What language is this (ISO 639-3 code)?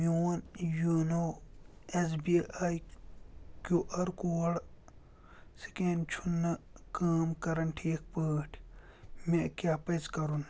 kas